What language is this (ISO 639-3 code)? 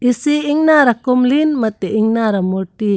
mjw